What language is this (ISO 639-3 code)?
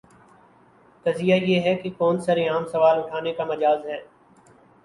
urd